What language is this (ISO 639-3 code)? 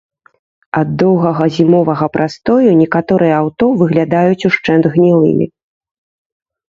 bel